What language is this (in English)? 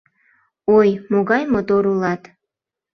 Mari